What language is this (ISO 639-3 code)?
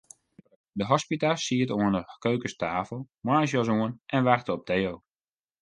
fry